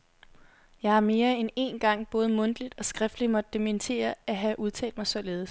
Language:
Danish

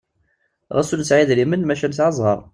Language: Kabyle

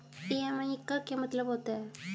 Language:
Hindi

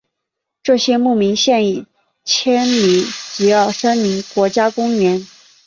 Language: Chinese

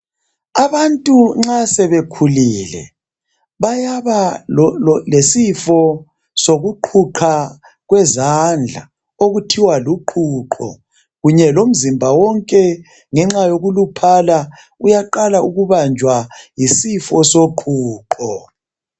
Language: North Ndebele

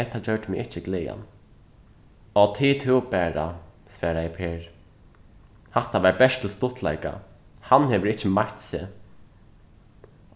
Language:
Faroese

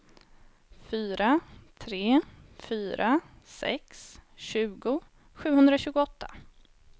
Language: Swedish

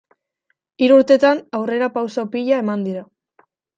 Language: Basque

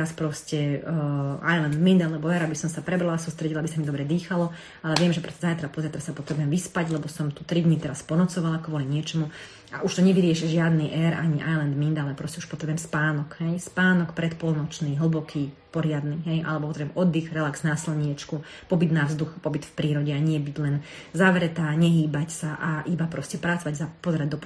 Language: Slovak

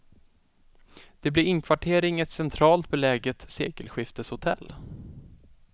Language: Swedish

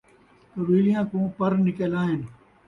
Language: Saraiki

